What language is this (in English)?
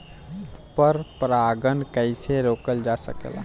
Bhojpuri